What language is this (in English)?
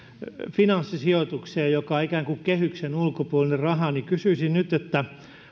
Finnish